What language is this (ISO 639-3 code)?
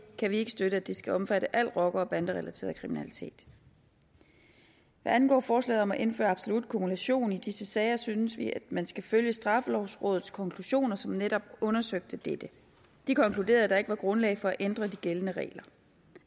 dan